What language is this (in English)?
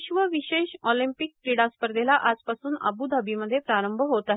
Marathi